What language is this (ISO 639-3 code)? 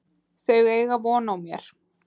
isl